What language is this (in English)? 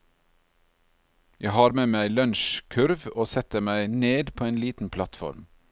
Norwegian